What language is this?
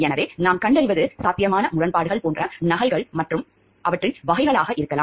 Tamil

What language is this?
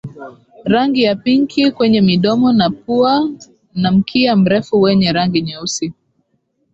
Swahili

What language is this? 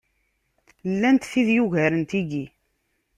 Kabyle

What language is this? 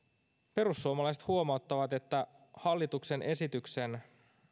Finnish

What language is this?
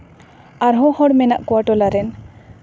Santali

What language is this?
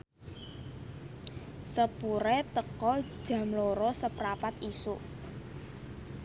Javanese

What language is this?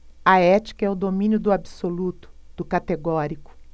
Portuguese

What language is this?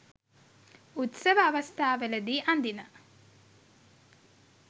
Sinhala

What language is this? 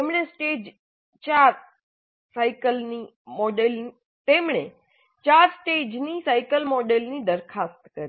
Gujarati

